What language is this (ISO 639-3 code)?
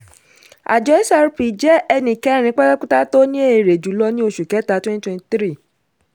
yor